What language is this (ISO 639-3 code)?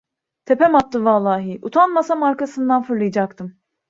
tur